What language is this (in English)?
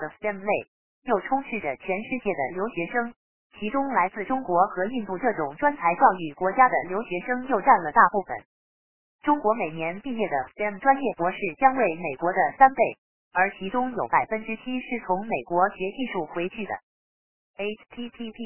Chinese